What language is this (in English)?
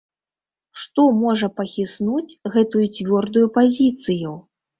Belarusian